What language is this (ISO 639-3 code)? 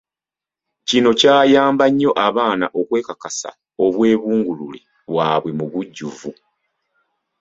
lug